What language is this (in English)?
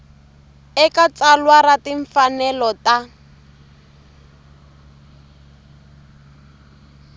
Tsonga